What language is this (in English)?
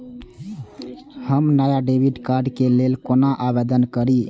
Maithili